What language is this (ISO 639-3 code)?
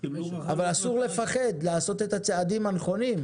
heb